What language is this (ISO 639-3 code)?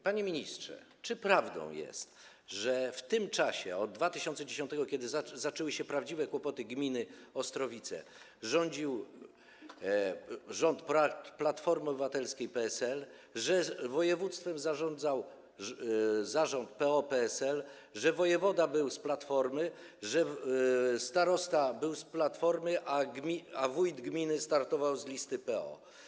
pol